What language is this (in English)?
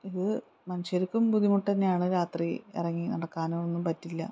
Malayalam